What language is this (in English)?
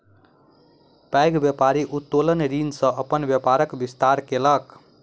Maithili